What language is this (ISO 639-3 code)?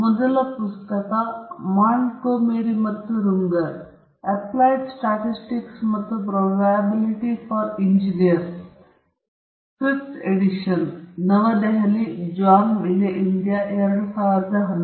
kan